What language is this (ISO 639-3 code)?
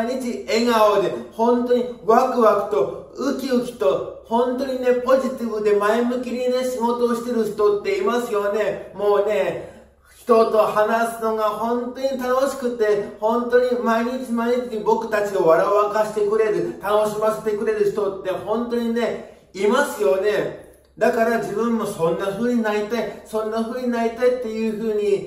jpn